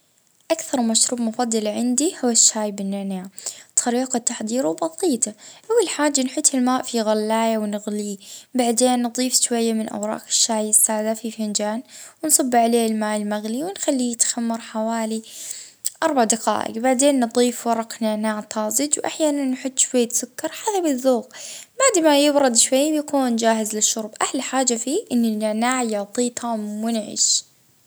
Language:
Libyan Arabic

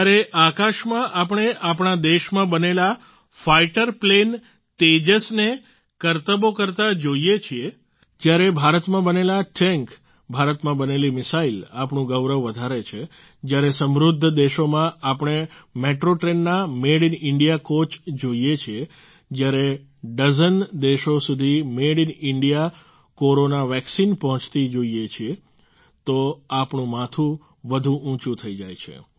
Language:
Gujarati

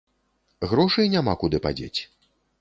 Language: Belarusian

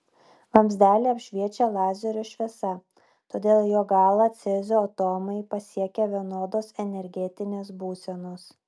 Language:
Lithuanian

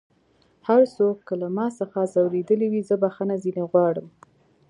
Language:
Pashto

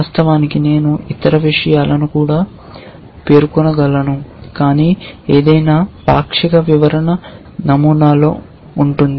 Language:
Telugu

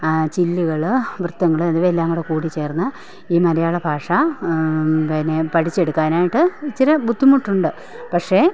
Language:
Malayalam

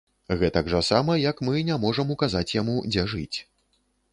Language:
Belarusian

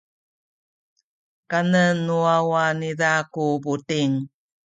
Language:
Sakizaya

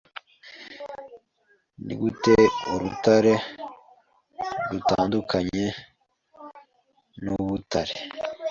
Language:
Kinyarwanda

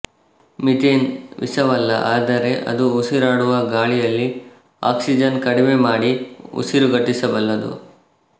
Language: Kannada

